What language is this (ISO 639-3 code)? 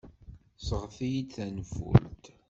kab